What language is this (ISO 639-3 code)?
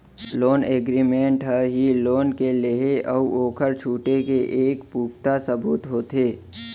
hne